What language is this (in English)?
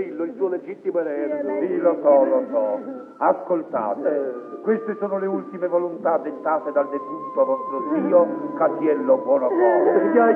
Italian